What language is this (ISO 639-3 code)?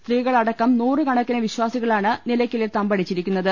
mal